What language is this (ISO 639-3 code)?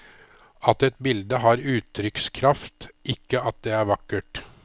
nor